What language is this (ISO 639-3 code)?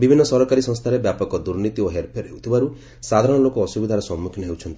ori